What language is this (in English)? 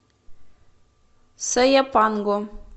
Russian